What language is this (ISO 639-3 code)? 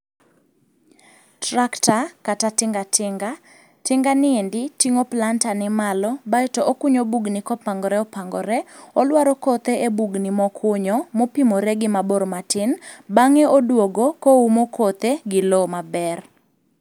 luo